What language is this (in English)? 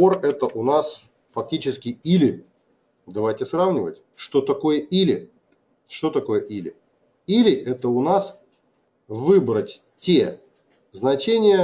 Russian